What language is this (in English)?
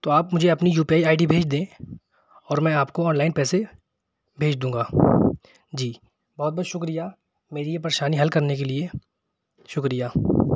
Urdu